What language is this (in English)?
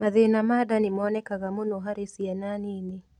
Kikuyu